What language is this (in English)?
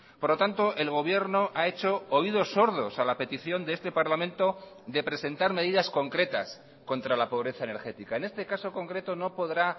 Spanish